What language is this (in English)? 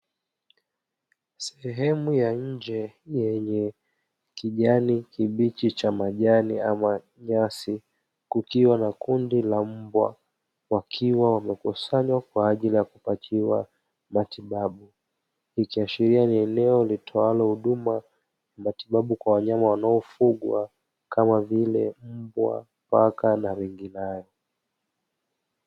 Swahili